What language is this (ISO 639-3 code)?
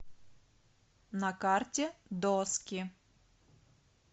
rus